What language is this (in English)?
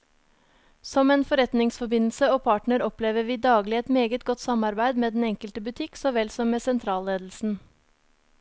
Norwegian